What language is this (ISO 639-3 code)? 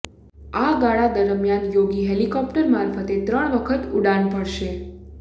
guj